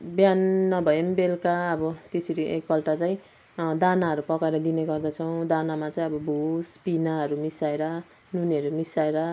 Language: Nepali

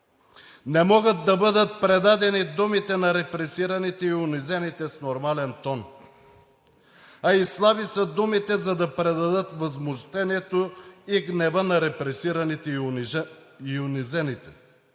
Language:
Bulgarian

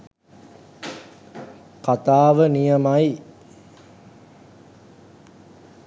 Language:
Sinhala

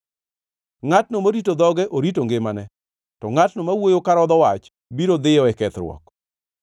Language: Luo (Kenya and Tanzania)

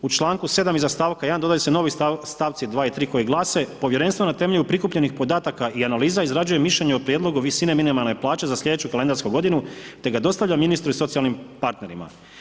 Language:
Croatian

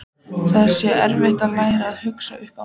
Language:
Icelandic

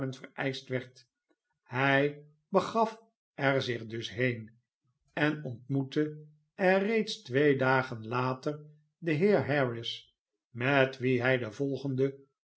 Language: Dutch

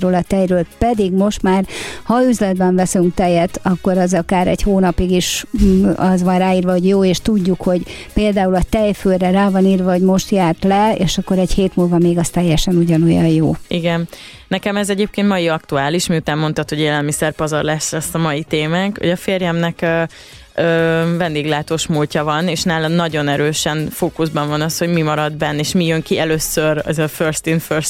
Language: Hungarian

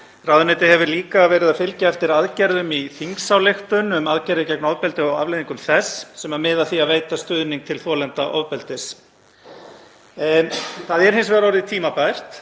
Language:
Icelandic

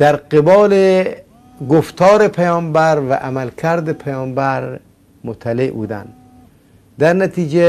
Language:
Persian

